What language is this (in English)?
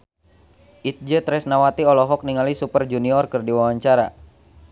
Sundanese